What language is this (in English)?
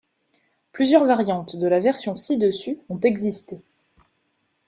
French